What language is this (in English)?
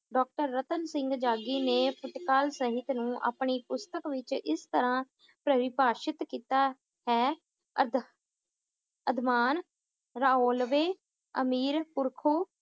Punjabi